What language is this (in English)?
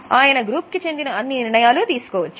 Telugu